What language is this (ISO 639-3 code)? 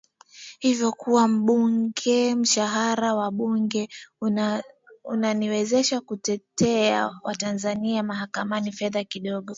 swa